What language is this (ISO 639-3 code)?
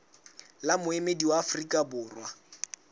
sot